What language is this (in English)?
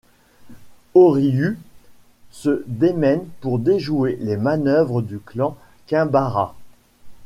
French